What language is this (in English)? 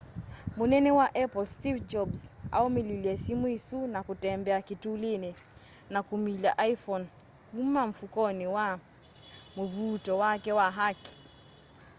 Kamba